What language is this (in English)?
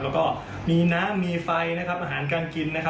Thai